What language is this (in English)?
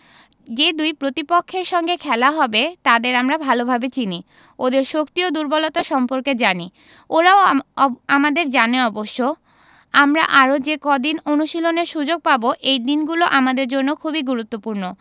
Bangla